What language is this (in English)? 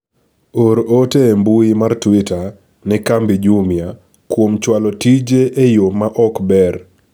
Luo (Kenya and Tanzania)